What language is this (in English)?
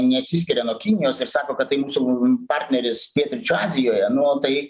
Lithuanian